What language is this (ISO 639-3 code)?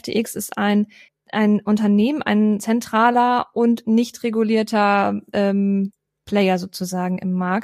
deu